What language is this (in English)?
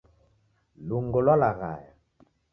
Taita